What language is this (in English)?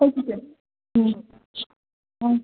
Manipuri